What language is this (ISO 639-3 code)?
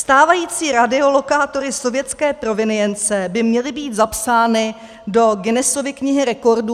ces